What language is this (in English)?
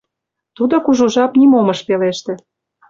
Mari